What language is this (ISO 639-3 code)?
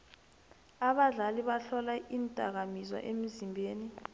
nbl